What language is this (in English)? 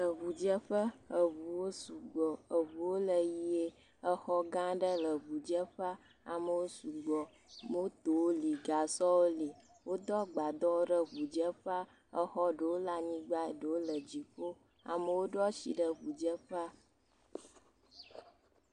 Ewe